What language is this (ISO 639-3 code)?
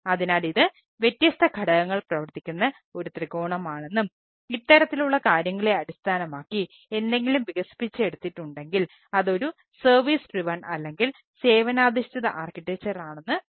mal